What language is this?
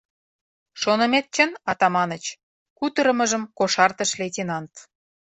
Mari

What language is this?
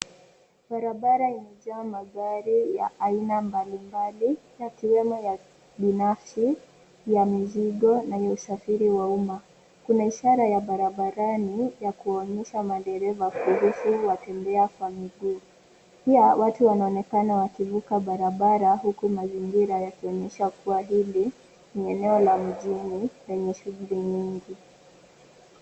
Swahili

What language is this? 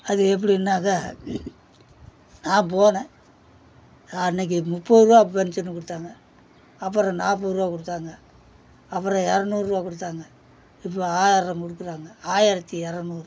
Tamil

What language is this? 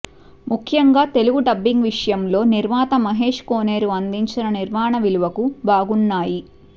Telugu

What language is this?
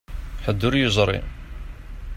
Kabyle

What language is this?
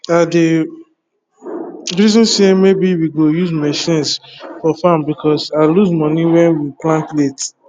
Nigerian Pidgin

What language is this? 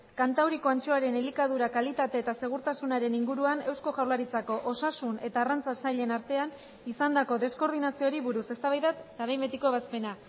Basque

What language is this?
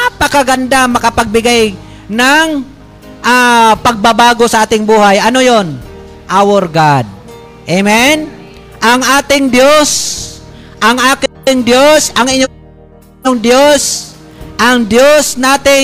Filipino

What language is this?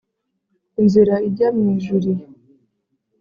Kinyarwanda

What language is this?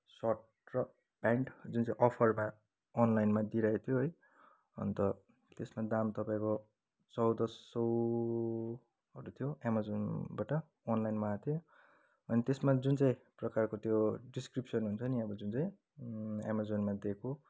Nepali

